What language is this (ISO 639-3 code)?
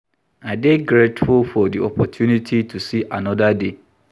pcm